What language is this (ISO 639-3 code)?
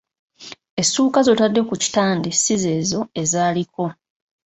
lug